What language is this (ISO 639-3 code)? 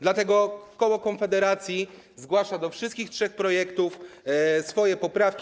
pol